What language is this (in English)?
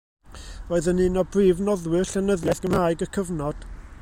Welsh